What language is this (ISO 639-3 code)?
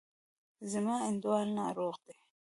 pus